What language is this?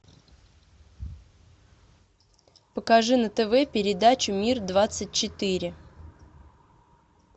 Russian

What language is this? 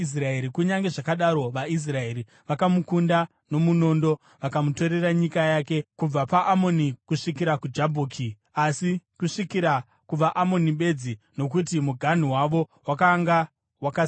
Shona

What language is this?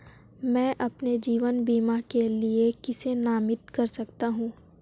Hindi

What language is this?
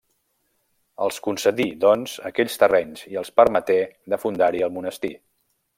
Catalan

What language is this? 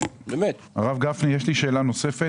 Hebrew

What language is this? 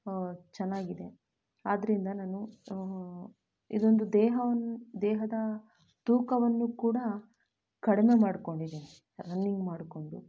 Kannada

